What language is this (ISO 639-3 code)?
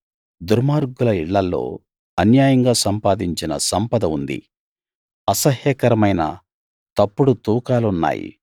tel